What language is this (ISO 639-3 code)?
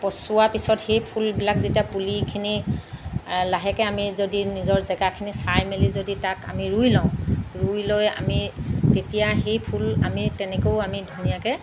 asm